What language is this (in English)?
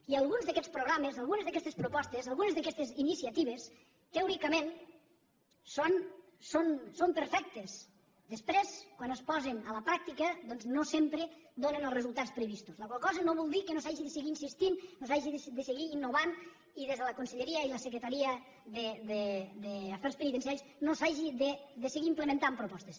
Catalan